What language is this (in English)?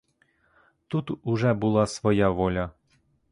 Ukrainian